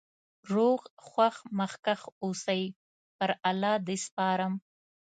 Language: Pashto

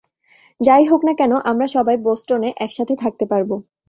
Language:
Bangla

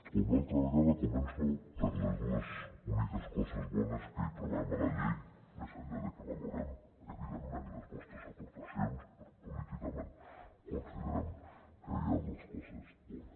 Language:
Catalan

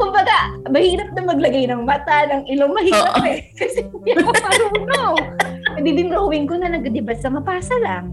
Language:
Filipino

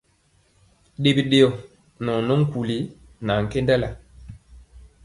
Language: Mpiemo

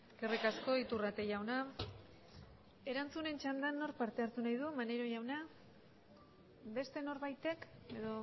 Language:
Basque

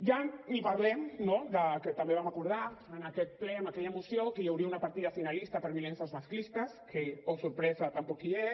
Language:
Catalan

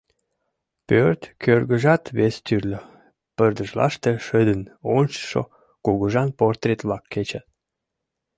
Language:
Mari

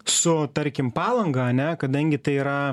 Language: Lithuanian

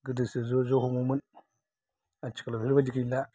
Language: Bodo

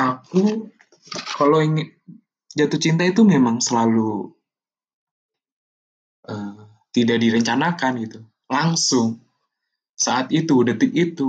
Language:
Indonesian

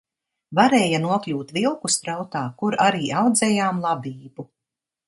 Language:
Latvian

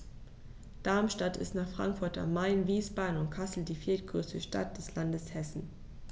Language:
German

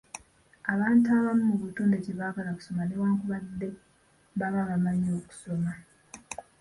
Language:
Ganda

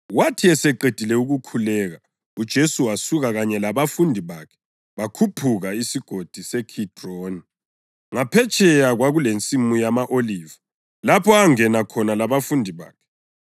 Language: North Ndebele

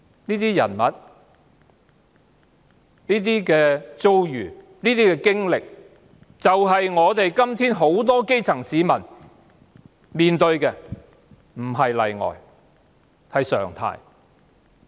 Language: Cantonese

